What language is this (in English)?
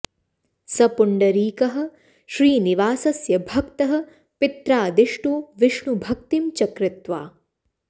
Sanskrit